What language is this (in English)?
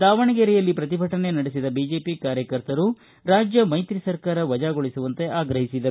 Kannada